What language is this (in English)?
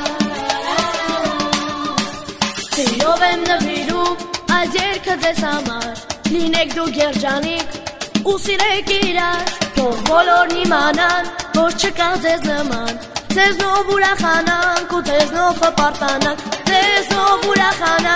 Bulgarian